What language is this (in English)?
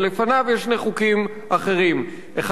Hebrew